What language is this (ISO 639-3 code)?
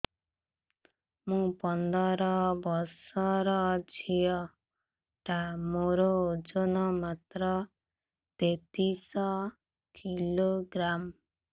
ori